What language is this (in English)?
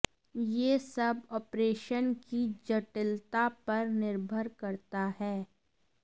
Hindi